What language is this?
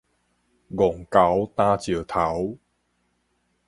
Min Nan Chinese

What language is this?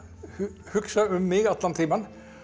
Icelandic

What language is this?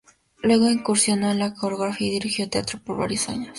Spanish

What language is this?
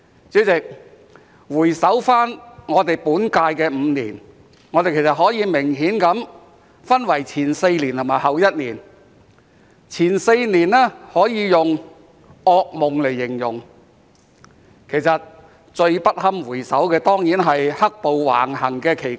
Cantonese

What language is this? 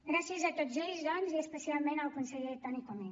Catalan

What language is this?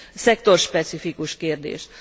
Hungarian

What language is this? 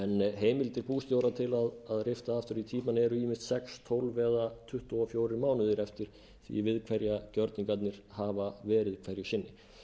Icelandic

